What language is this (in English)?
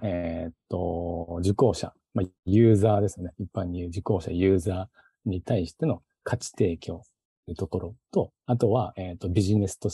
Japanese